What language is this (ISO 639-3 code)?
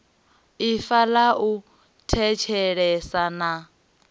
ven